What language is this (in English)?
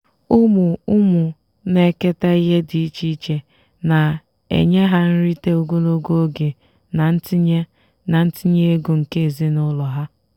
Igbo